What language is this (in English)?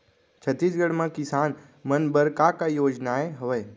Chhattisgarhi